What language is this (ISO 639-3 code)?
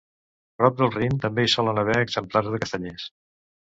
cat